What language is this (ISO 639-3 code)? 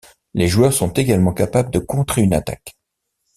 fra